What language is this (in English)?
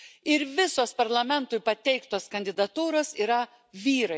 Lithuanian